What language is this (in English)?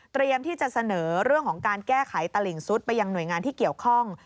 Thai